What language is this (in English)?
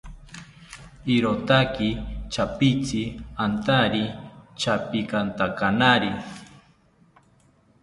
South Ucayali Ashéninka